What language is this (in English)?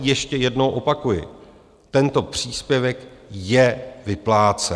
Czech